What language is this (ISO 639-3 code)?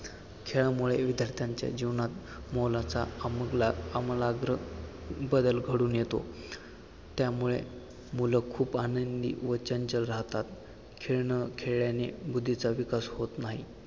mar